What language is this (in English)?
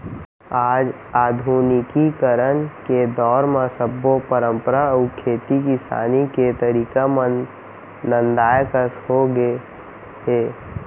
Chhattisgarhi